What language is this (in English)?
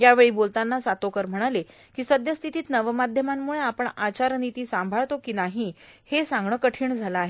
Marathi